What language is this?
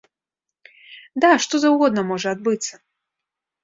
Belarusian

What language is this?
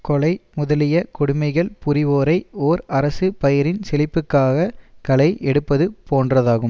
Tamil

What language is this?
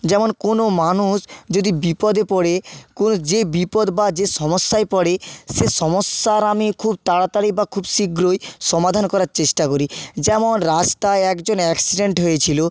Bangla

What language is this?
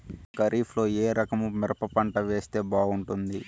Telugu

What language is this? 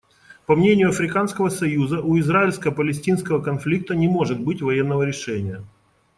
Russian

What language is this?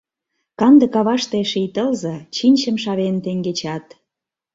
Mari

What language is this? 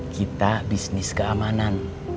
Indonesian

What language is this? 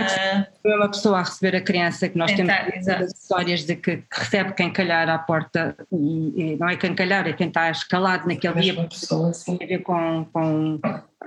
Portuguese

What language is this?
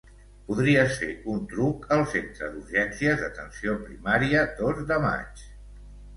Catalan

